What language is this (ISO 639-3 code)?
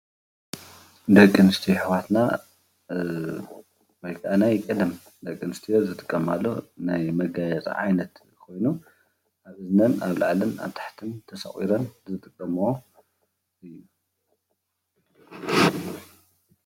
tir